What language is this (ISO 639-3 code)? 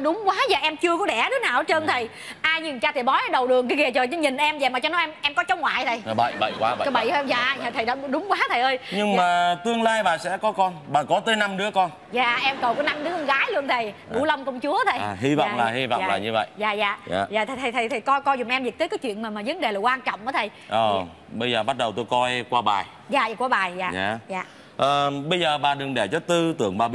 vie